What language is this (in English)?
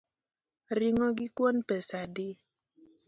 Luo (Kenya and Tanzania)